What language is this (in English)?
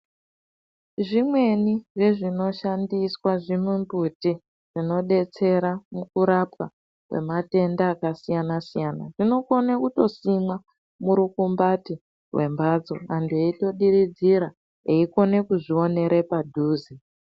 Ndau